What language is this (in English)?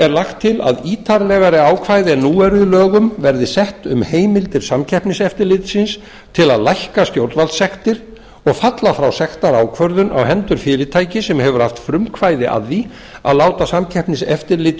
Icelandic